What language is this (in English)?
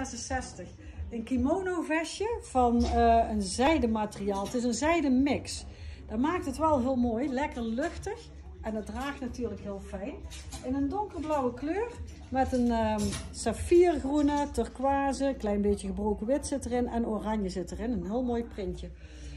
Dutch